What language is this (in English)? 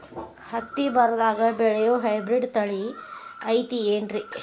Kannada